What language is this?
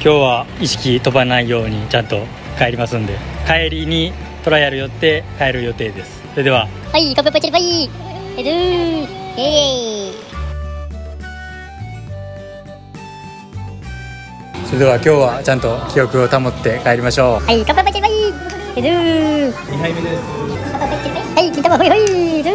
Japanese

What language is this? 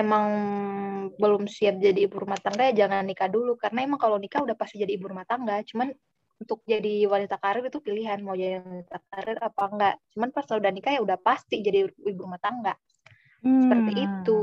Indonesian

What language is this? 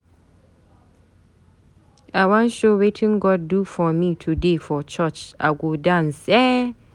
Nigerian Pidgin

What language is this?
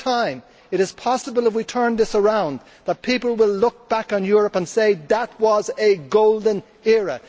English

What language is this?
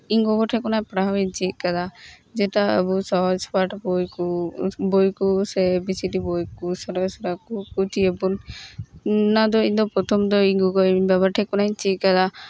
Santali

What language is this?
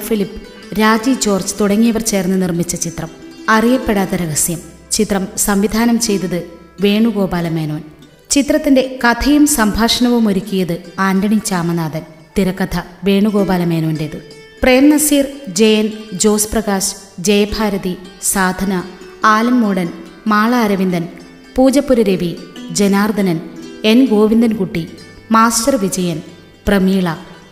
Malayalam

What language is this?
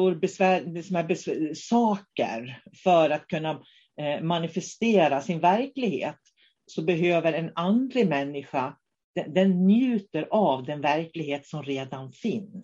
Swedish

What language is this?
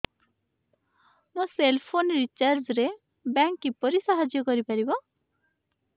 Odia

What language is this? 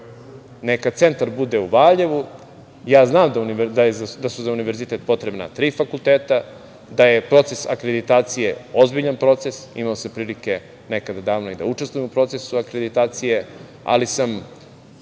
Serbian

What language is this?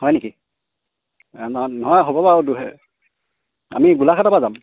Assamese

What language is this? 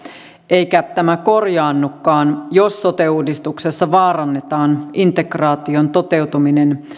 Finnish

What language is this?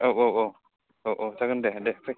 Bodo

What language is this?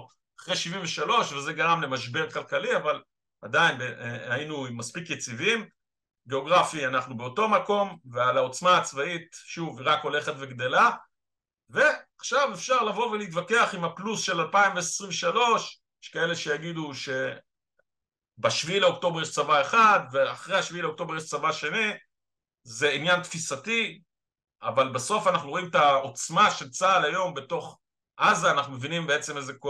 Hebrew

